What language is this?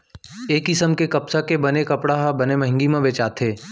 Chhattisgarhi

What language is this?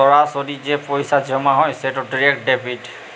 Bangla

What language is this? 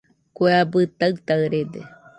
Nüpode Huitoto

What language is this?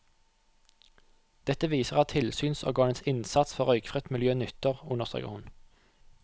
Norwegian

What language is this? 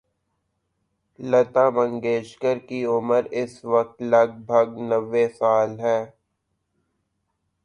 Urdu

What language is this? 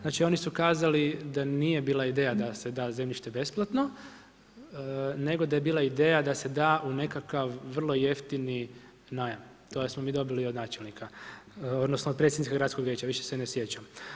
Croatian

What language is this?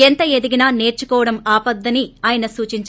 Telugu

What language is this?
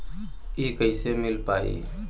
Bhojpuri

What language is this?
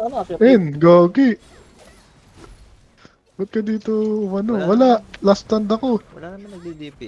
Filipino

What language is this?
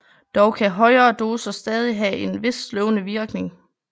Danish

